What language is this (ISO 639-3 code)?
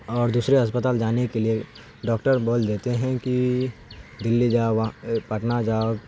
urd